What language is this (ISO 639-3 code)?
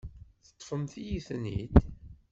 kab